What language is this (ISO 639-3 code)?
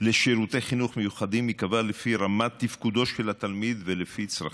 heb